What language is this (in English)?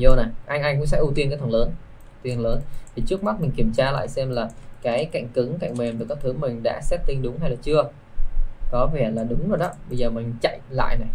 Vietnamese